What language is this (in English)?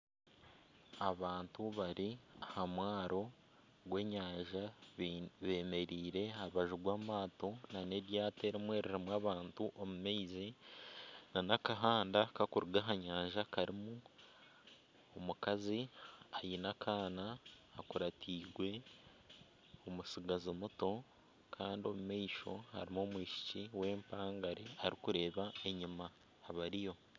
Nyankole